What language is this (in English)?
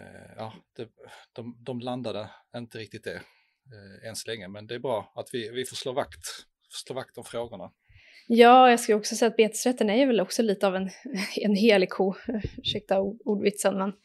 Swedish